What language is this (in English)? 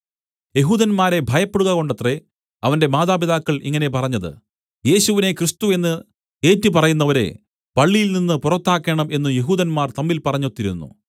Malayalam